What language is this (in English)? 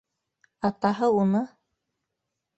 Bashkir